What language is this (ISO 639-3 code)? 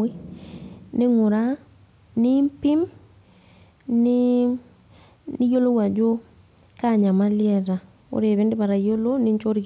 mas